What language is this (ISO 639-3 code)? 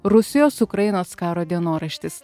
lit